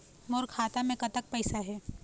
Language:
Chhattisgarhi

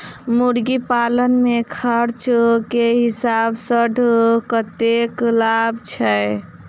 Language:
Maithili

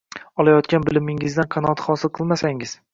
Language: Uzbek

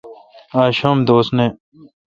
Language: Kalkoti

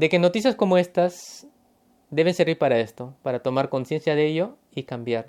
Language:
Spanish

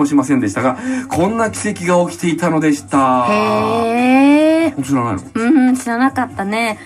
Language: Japanese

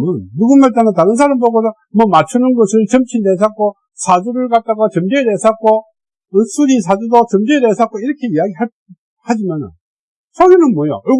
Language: Korean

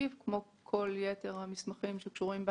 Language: Hebrew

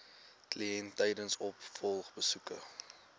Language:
Afrikaans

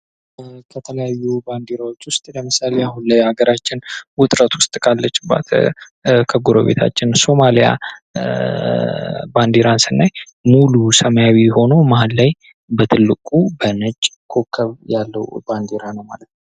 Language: Amharic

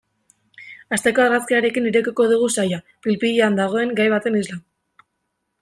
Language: Basque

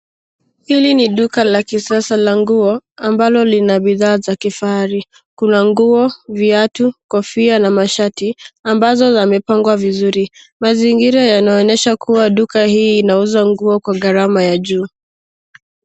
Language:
Swahili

